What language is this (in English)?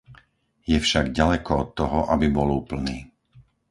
Slovak